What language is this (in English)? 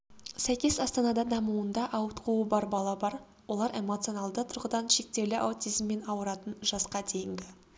Kazakh